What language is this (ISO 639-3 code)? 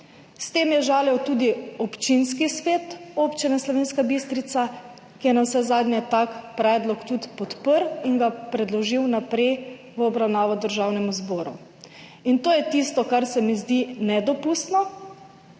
slv